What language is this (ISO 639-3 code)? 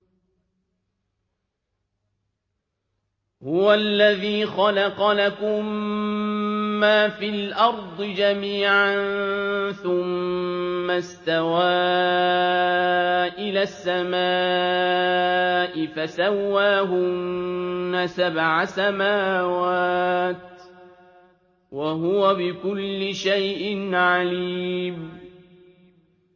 ara